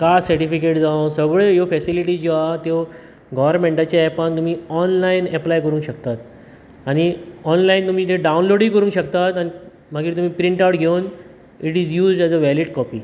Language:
Konkani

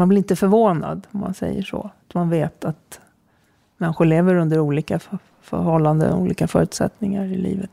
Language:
Swedish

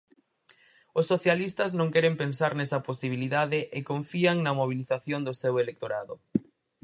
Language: Galician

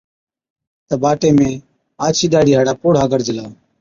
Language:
Od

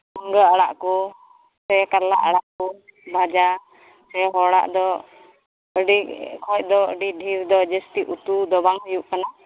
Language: Santali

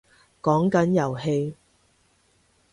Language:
Cantonese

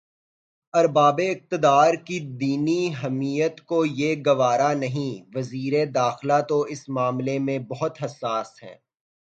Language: Urdu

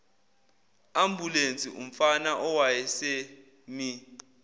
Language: Zulu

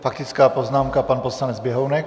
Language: Czech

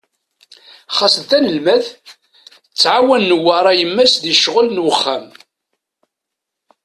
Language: Kabyle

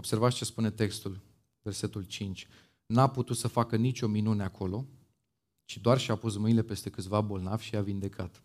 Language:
Romanian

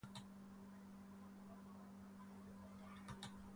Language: Spanish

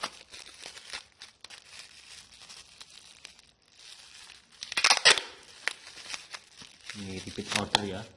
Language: Indonesian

